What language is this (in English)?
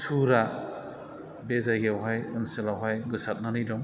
Bodo